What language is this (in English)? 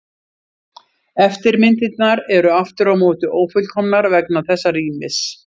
Icelandic